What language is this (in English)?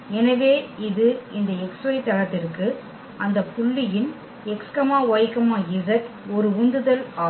Tamil